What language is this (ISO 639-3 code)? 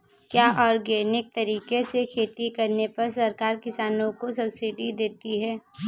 hin